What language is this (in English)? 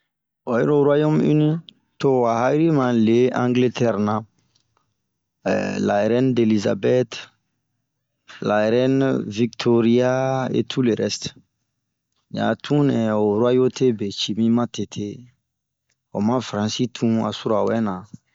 Bomu